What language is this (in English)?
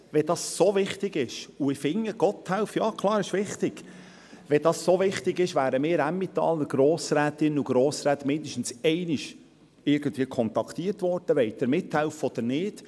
Swiss German